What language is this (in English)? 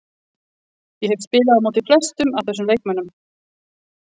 Icelandic